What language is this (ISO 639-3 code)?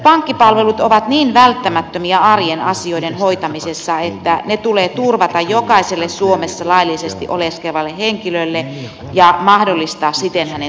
fin